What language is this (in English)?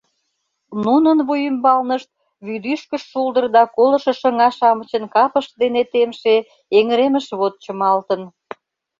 Mari